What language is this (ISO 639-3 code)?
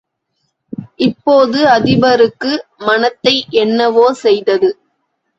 tam